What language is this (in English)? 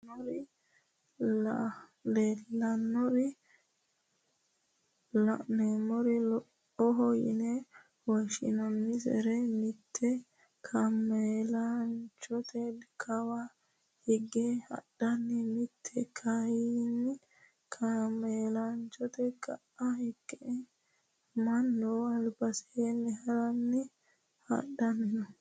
Sidamo